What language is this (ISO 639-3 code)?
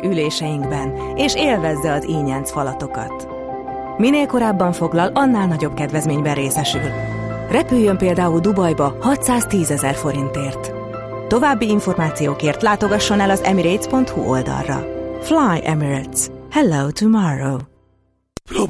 hun